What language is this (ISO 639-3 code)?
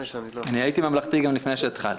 heb